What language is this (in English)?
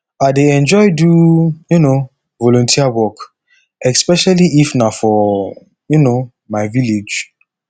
Nigerian Pidgin